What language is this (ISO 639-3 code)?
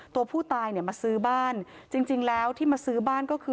tha